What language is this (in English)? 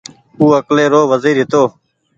Goaria